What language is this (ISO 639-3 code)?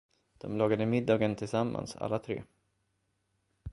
swe